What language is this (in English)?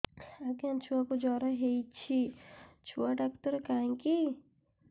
Odia